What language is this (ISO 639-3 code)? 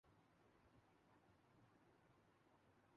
urd